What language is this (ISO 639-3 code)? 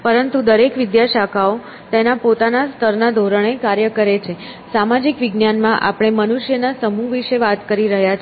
guj